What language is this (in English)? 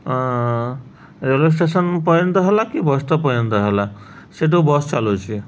Odia